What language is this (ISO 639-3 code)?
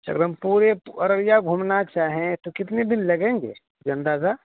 urd